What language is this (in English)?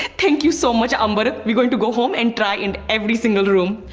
English